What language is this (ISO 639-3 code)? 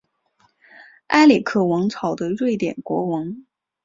zho